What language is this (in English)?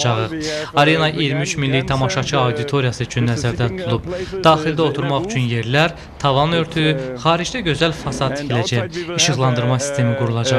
Turkish